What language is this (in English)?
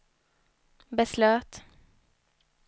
Swedish